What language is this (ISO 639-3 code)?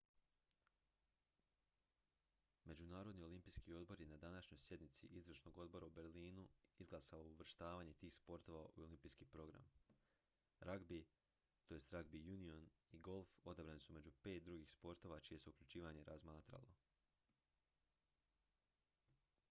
hrv